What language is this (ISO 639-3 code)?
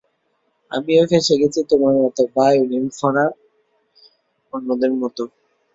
ben